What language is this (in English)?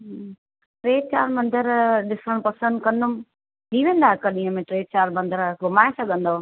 Sindhi